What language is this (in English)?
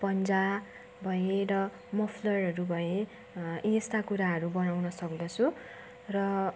Nepali